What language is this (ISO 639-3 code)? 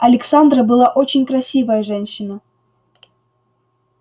rus